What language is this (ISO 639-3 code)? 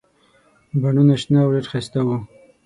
pus